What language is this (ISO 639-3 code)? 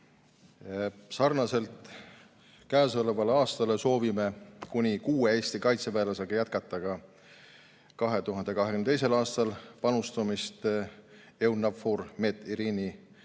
est